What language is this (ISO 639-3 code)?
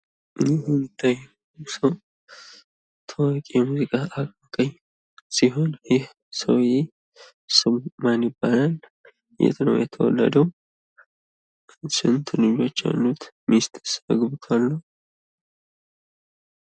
amh